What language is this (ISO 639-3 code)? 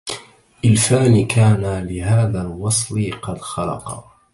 ara